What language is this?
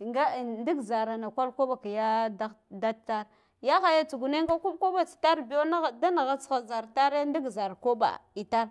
Guduf-Gava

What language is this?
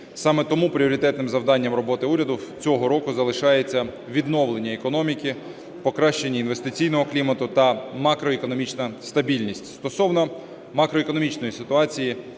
Ukrainian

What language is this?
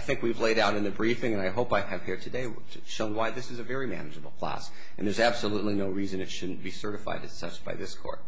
English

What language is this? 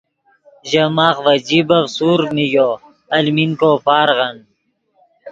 Yidgha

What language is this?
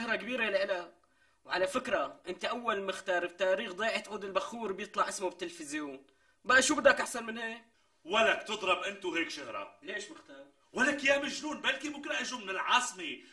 Arabic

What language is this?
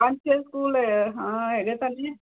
Punjabi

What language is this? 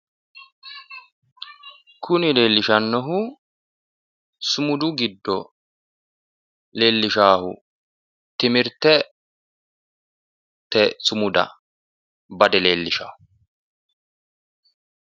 Sidamo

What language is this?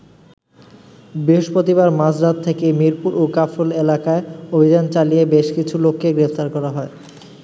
Bangla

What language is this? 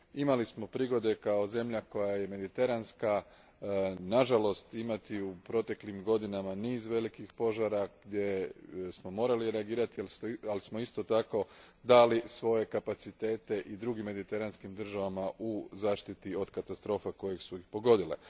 Croatian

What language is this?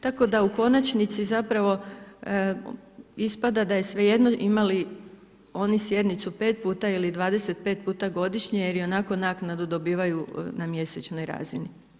Croatian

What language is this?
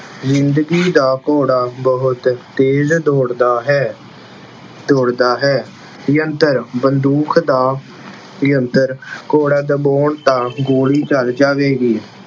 Punjabi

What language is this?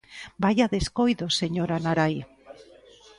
Galician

